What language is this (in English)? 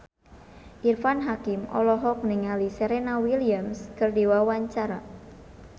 Sundanese